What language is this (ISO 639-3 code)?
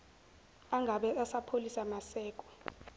zul